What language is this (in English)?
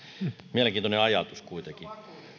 Finnish